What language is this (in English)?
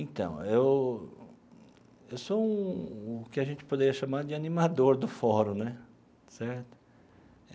Portuguese